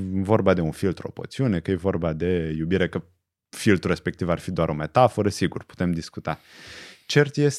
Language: Romanian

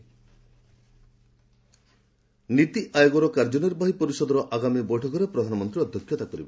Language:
Odia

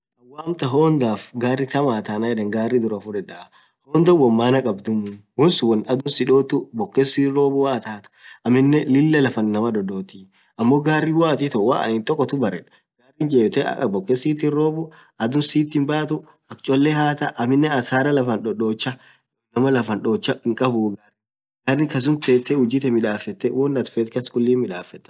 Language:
Orma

